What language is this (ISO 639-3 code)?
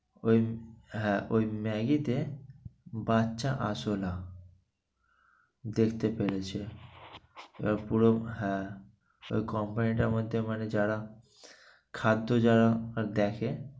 ben